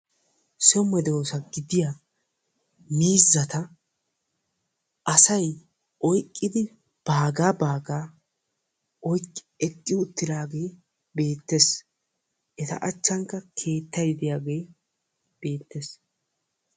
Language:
Wolaytta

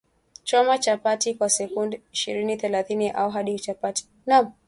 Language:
Swahili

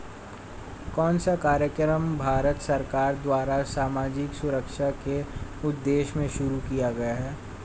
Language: Hindi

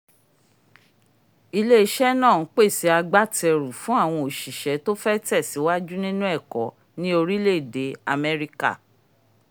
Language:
Yoruba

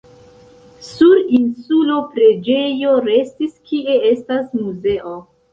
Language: Esperanto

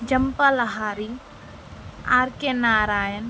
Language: Telugu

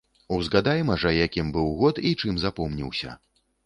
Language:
Belarusian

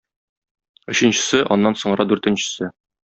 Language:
Tatar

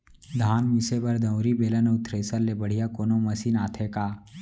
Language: Chhattisgarhi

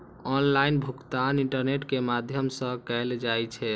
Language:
Maithili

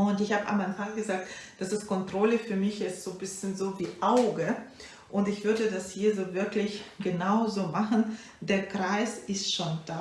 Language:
German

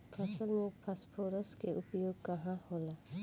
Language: Bhojpuri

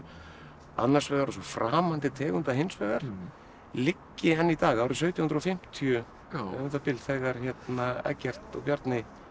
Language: Icelandic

